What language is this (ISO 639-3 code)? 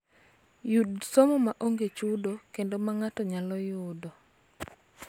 luo